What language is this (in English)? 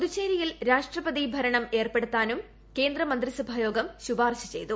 Malayalam